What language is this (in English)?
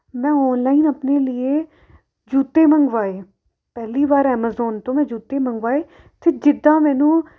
Punjabi